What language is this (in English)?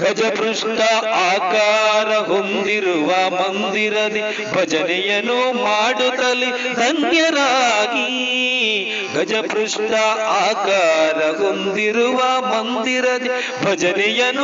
Kannada